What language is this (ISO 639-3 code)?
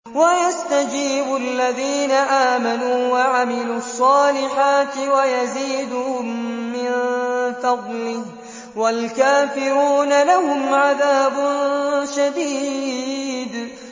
ara